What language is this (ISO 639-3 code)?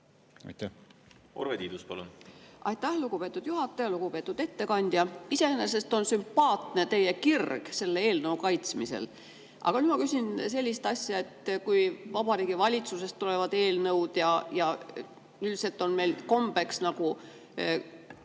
est